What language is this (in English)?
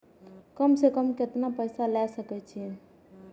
Maithili